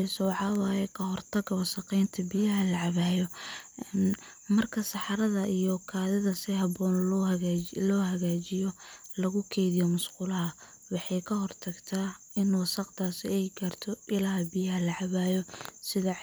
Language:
Somali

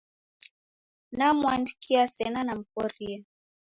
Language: Taita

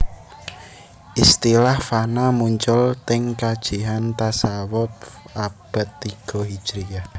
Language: Javanese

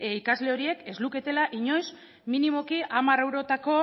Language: Basque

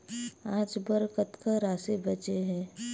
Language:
Chhattisgarhi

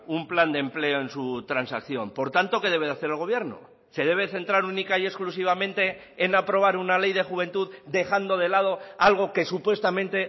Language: Spanish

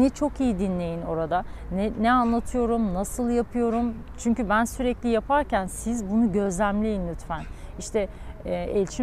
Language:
Turkish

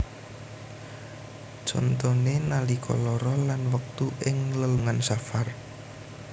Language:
Javanese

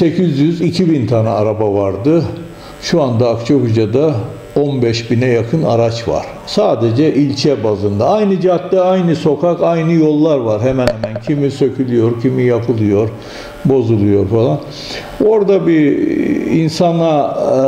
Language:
Turkish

